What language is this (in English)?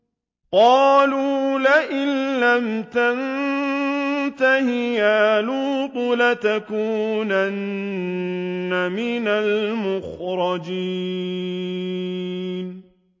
Arabic